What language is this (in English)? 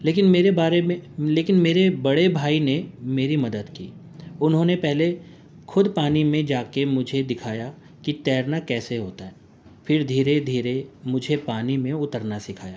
Urdu